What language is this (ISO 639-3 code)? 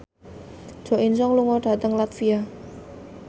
jav